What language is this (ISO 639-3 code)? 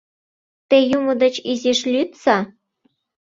chm